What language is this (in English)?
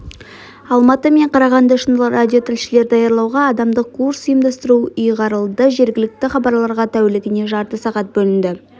Kazakh